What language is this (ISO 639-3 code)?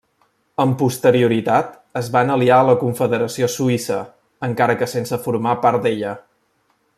cat